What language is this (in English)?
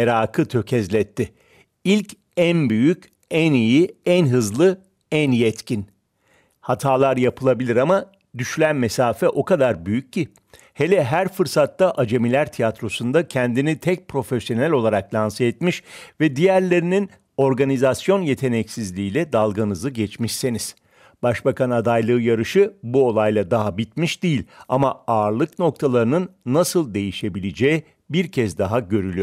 Turkish